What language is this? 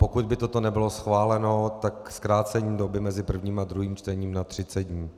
Czech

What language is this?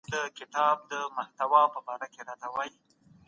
Pashto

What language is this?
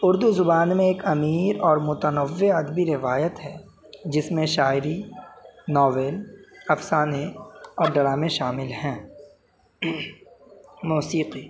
Urdu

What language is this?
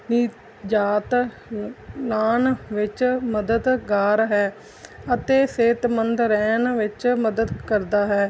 Punjabi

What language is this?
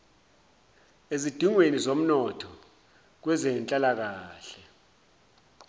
Zulu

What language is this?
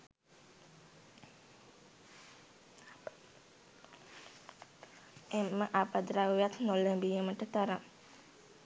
Sinhala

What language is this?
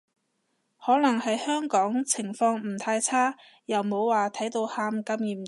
Cantonese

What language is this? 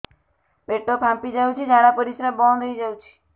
Odia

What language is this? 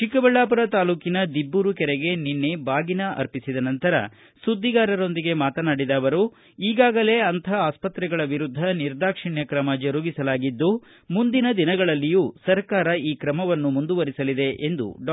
Kannada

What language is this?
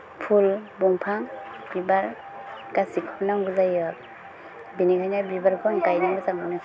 Bodo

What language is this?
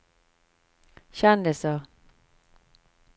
Norwegian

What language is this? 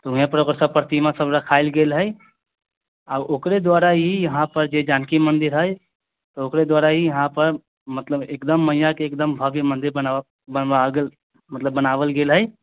Maithili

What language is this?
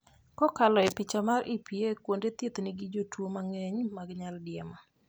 Luo (Kenya and Tanzania)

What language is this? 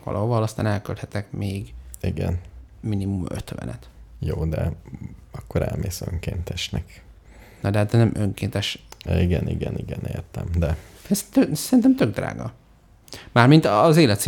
Hungarian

